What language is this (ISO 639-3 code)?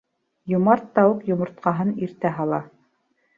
bak